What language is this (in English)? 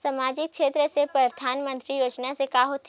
Chhattisgarhi